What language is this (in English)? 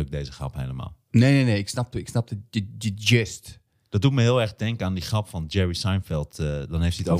Dutch